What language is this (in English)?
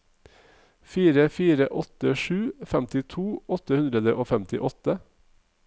Norwegian